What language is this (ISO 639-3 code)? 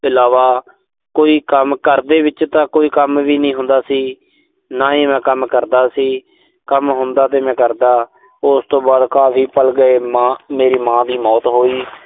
pan